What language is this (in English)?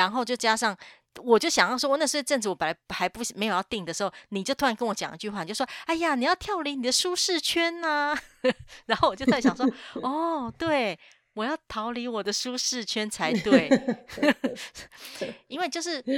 Chinese